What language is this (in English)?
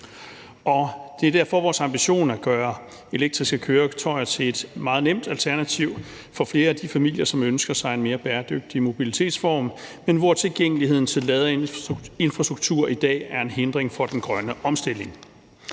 Danish